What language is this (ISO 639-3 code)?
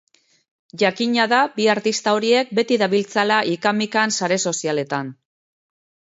eus